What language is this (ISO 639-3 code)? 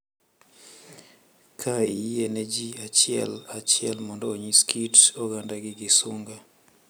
luo